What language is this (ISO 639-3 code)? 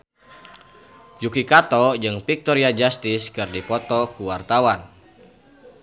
sun